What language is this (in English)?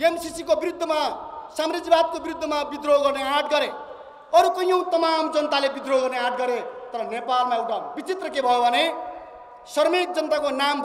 Indonesian